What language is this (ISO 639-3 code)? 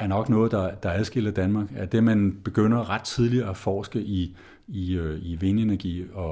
dan